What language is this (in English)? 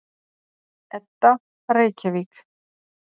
Icelandic